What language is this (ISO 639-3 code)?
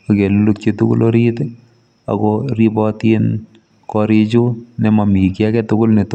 kln